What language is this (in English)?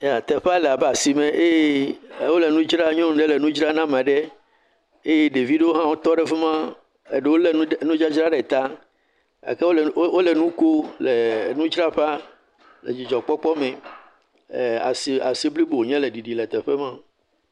Ewe